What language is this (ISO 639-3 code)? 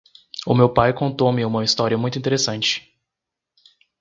por